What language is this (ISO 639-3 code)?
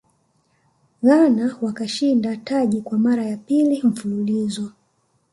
swa